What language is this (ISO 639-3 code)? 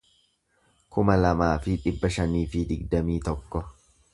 orm